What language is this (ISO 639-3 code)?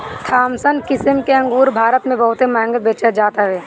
bho